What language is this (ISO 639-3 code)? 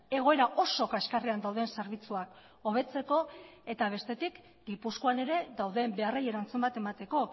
eus